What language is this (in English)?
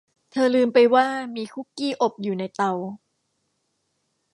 Thai